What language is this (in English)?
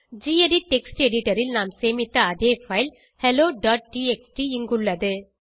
Tamil